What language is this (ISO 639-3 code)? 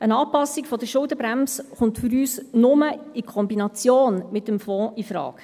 gsw